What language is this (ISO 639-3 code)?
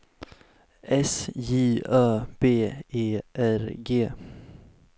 swe